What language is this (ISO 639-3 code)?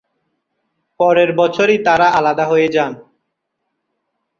ben